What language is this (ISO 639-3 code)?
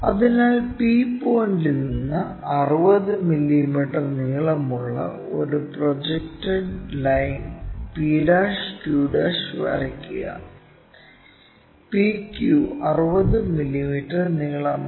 mal